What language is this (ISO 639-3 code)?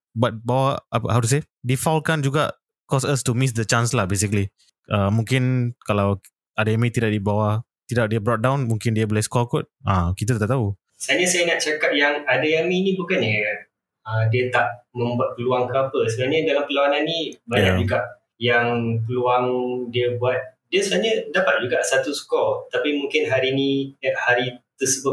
msa